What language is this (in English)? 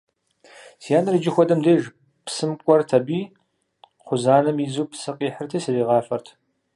Kabardian